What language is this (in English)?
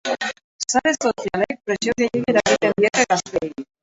Basque